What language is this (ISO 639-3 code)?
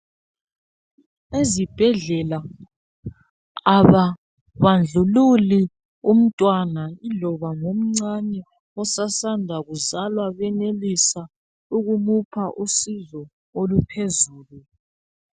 nde